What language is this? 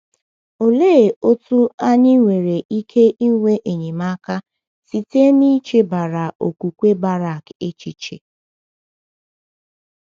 Igbo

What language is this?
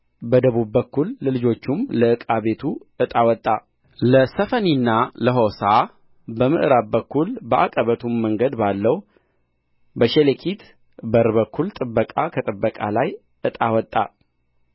Amharic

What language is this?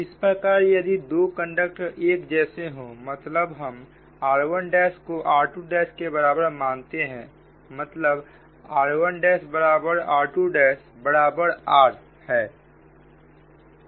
Hindi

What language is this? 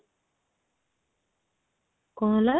Odia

